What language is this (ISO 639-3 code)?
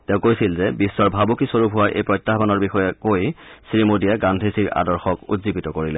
asm